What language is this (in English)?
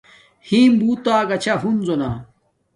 Domaaki